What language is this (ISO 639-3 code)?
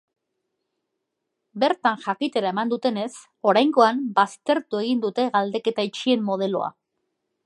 eus